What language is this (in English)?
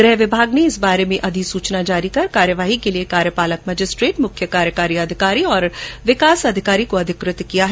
Hindi